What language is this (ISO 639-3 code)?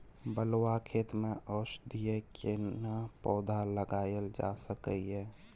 mai